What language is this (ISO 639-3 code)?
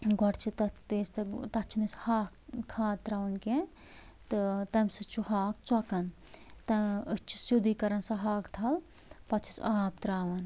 kas